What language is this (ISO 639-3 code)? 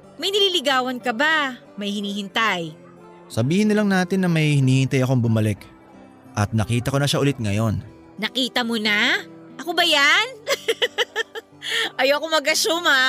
fil